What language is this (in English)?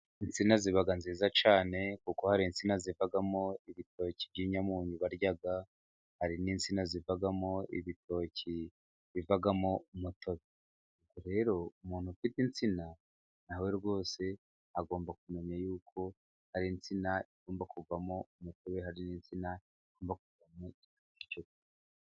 Kinyarwanda